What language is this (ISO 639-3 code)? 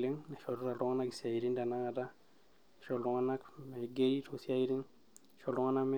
mas